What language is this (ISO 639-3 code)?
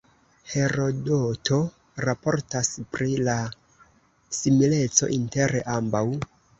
epo